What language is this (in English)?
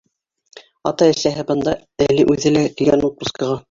Bashkir